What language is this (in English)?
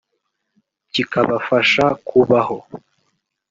Kinyarwanda